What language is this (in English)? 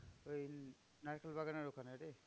Bangla